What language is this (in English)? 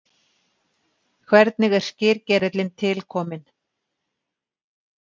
Icelandic